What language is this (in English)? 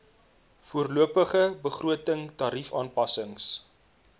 Afrikaans